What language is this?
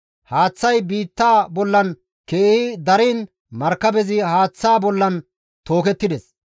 Gamo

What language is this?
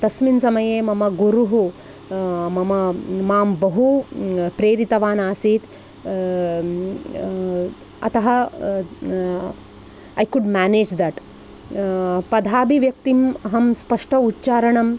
Sanskrit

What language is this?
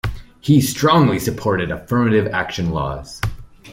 English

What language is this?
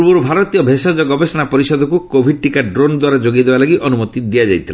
Odia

